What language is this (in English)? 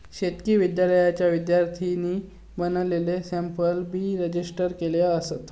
Marathi